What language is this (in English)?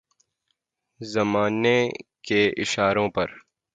Urdu